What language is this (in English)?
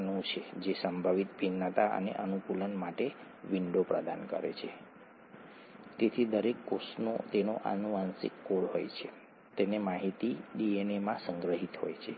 Gujarati